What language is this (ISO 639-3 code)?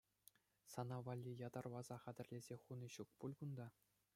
chv